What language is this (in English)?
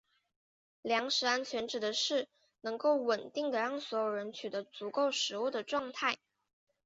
Chinese